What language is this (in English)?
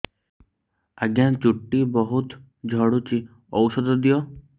Odia